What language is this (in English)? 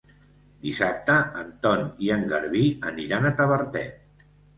Catalan